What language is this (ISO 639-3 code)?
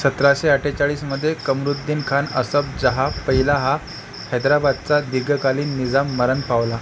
mar